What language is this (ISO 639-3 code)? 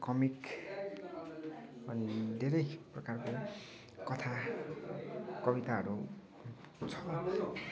nep